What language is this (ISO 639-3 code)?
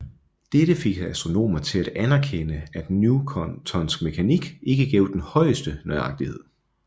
dan